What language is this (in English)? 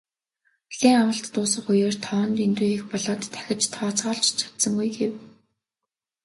Mongolian